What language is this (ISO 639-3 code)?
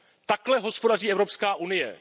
ces